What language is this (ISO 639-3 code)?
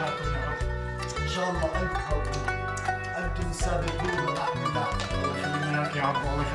ara